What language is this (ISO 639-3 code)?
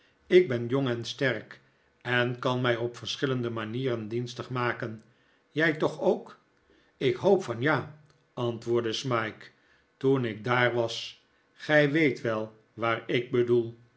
nld